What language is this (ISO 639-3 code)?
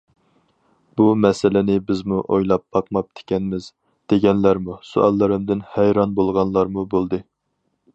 uig